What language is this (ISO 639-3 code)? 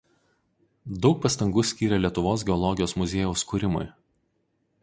lit